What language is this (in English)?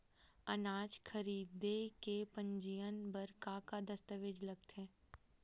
Chhattisgarhi